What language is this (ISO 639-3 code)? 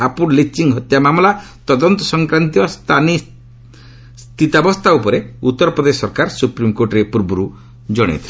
ori